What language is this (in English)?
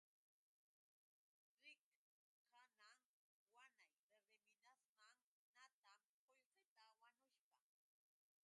Yauyos Quechua